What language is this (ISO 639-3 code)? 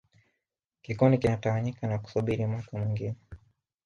swa